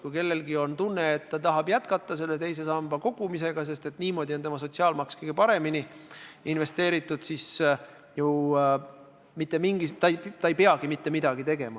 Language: Estonian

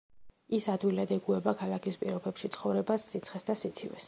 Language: Georgian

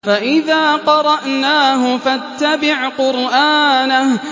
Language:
Arabic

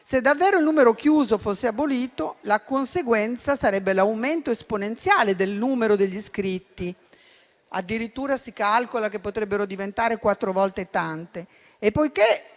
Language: Italian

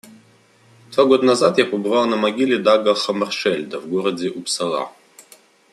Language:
Russian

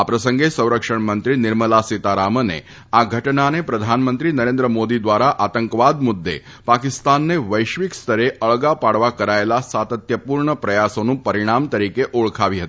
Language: Gujarati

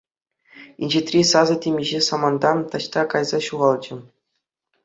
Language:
Chuvash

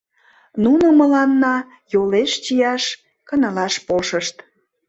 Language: Mari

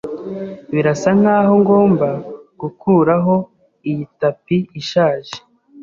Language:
Kinyarwanda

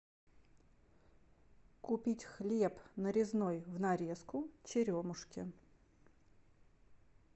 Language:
Russian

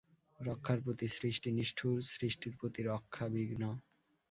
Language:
Bangla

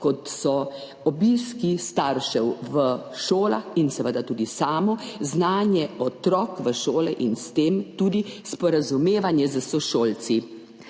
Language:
Slovenian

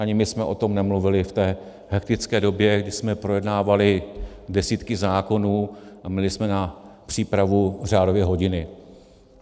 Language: Czech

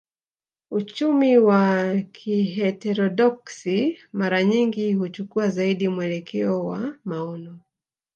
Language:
Swahili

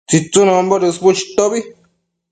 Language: Matsés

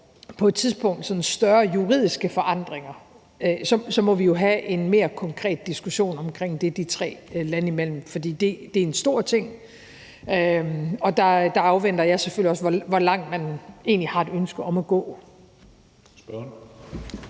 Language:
Danish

